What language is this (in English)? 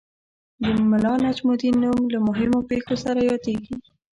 Pashto